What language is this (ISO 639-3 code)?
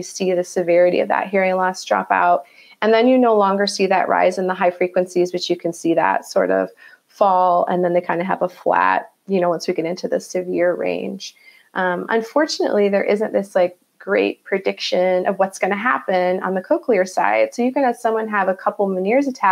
eng